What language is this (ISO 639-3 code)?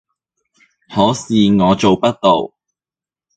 yue